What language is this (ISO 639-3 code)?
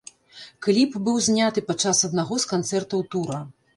bel